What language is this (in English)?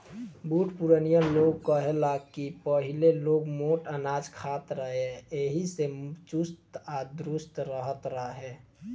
Bhojpuri